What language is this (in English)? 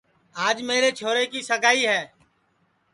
Sansi